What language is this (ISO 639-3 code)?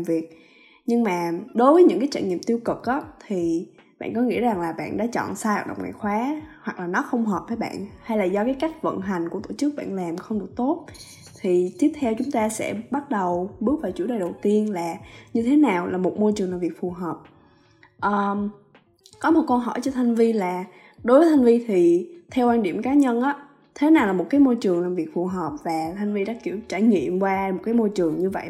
vie